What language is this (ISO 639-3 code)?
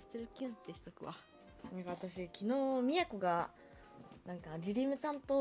jpn